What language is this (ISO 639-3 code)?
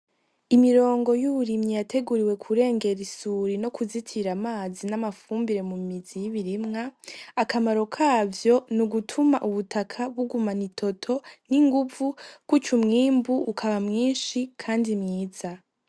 run